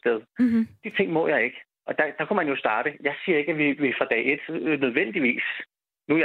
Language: Danish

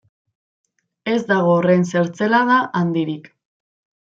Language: Basque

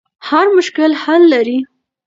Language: Pashto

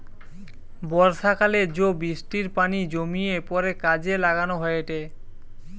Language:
Bangla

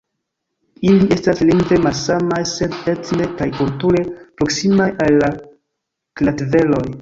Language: Esperanto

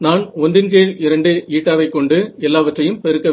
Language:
Tamil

